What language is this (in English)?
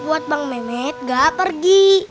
Indonesian